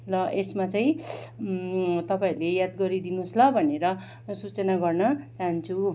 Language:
Nepali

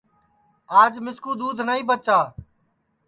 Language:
Sansi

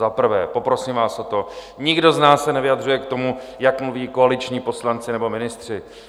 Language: Czech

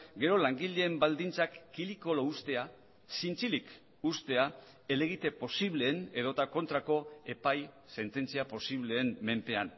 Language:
Basque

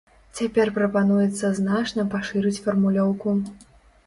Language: Belarusian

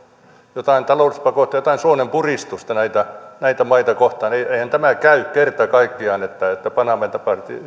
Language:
Finnish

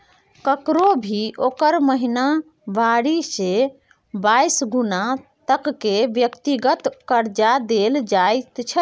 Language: Maithili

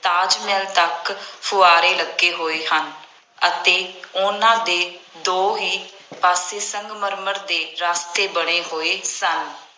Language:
Punjabi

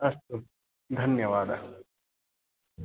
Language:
Sanskrit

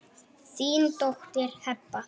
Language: Icelandic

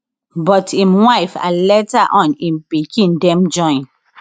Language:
Nigerian Pidgin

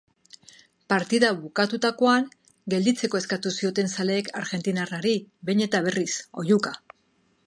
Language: Basque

